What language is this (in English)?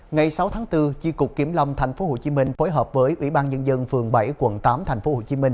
Vietnamese